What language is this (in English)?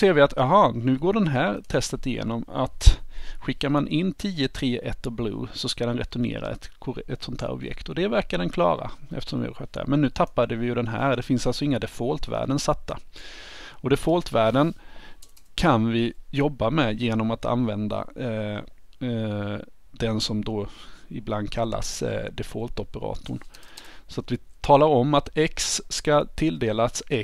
Swedish